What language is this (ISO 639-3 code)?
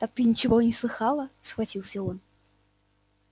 rus